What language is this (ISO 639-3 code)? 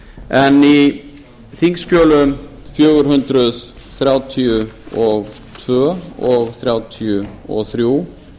isl